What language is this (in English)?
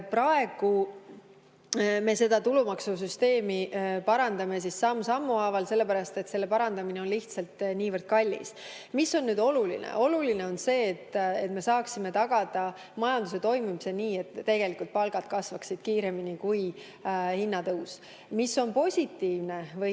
Estonian